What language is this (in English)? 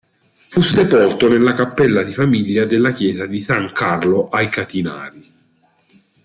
Italian